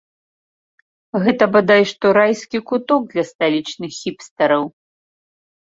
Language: Belarusian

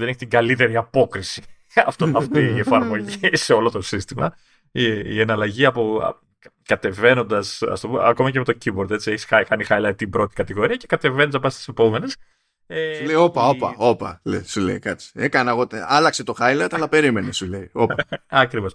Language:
Greek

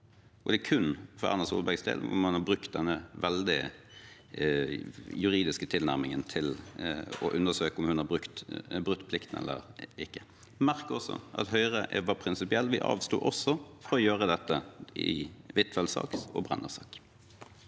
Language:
Norwegian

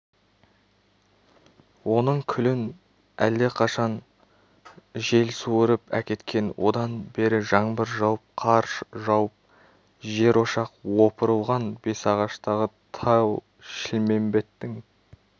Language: Kazakh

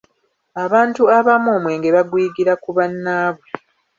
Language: Ganda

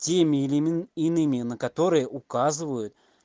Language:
Russian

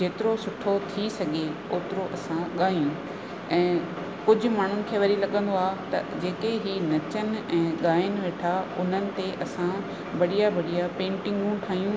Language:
Sindhi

